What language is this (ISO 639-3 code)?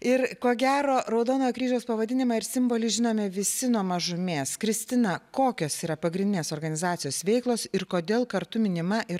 lit